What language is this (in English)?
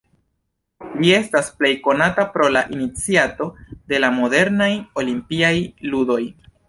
Esperanto